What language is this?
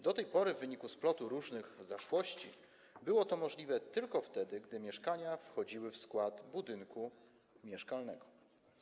Polish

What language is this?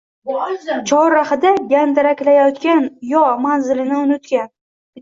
Uzbek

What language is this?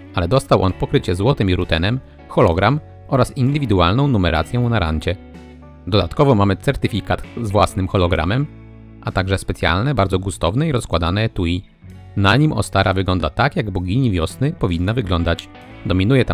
Polish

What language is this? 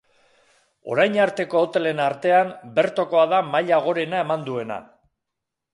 Basque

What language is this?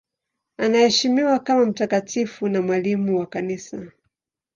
Swahili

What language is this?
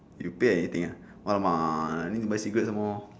English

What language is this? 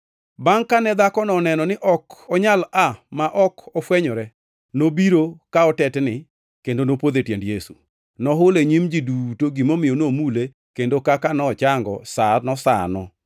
Luo (Kenya and Tanzania)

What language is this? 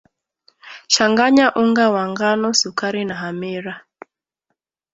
Swahili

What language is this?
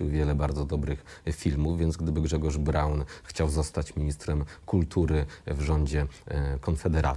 Polish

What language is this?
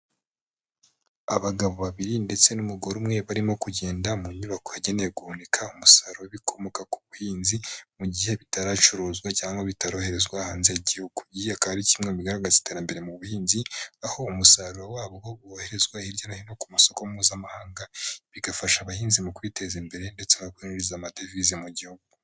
Kinyarwanda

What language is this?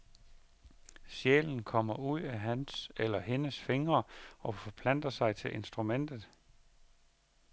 Danish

